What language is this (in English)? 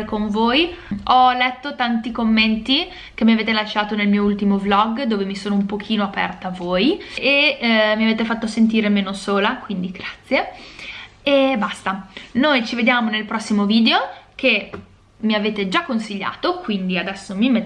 Italian